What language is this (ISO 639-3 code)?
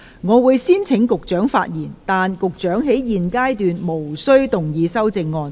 yue